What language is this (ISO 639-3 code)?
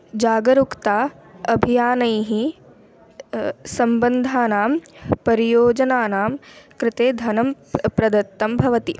san